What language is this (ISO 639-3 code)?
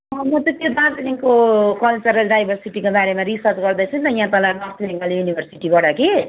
nep